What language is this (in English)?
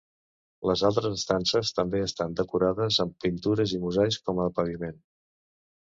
Catalan